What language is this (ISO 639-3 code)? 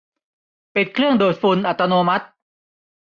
tha